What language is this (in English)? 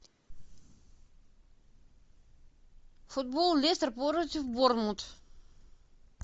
Russian